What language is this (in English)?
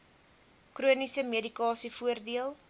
Afrikaans